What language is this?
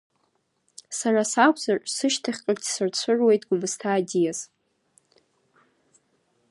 Abkhazian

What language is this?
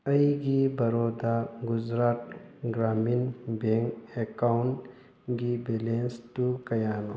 Manipuri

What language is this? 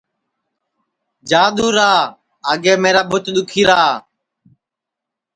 Sansi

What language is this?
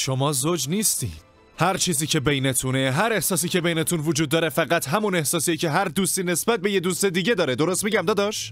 Persian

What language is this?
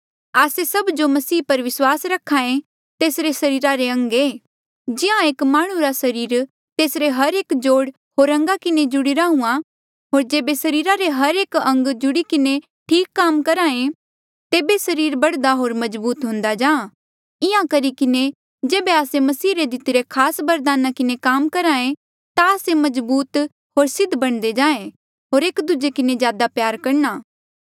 Mandeali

